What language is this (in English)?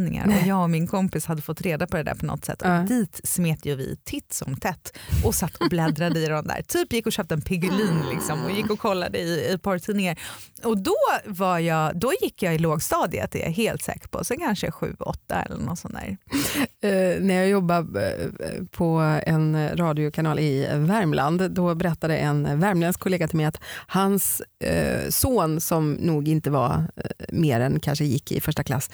Swedish